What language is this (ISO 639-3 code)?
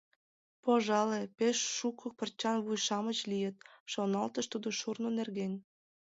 chm